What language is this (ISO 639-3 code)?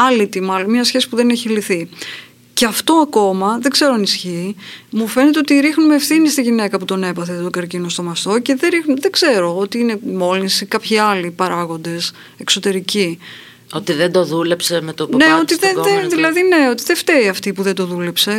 ell